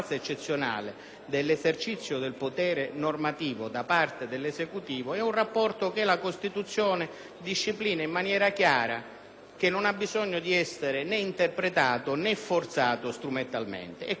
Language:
Italian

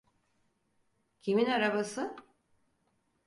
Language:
Turkish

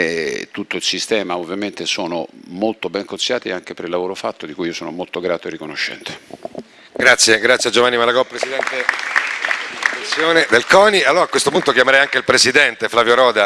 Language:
Italian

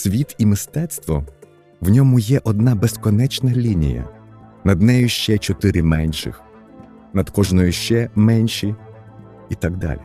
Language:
Ukrainian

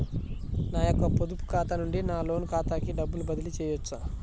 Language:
Telugu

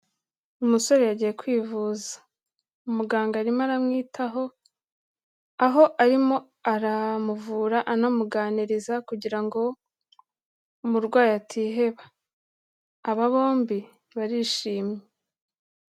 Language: Kinyarwanda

